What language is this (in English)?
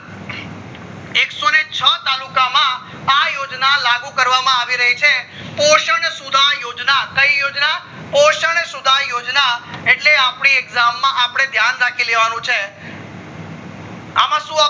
Gujarati